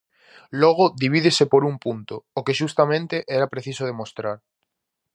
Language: Galician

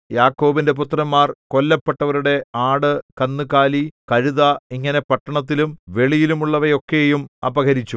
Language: Malayalam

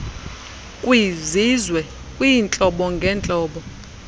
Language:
Xhosa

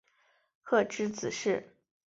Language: Chinese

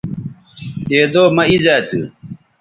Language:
Bateri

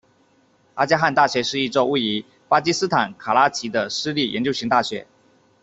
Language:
Chinese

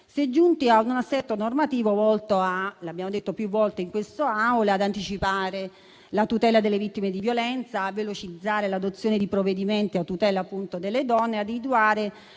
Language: Italian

